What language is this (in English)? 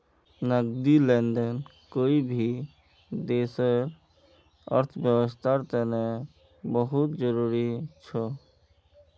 Magahi